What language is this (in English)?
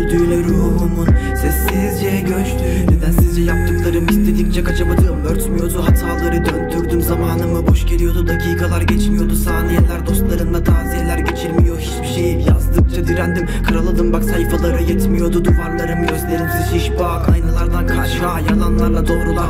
Turkish